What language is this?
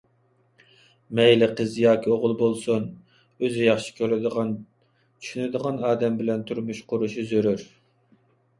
Uyghur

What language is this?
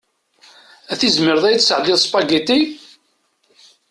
Kabyle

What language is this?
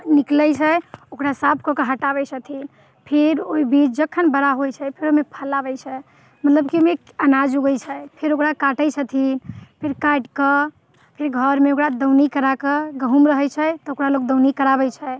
Maithili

